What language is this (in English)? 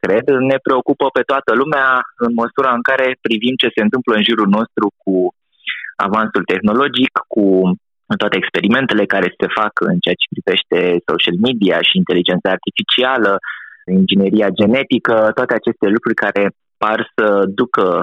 Romanian